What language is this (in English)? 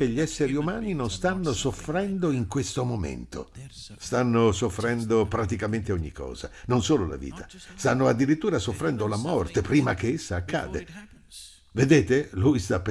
Italian